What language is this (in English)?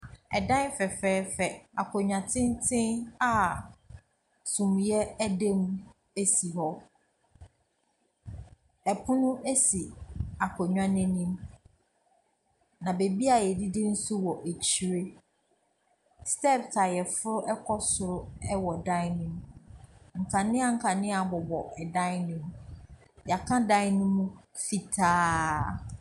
Akan